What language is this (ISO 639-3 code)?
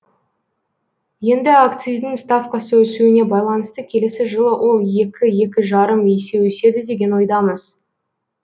kaz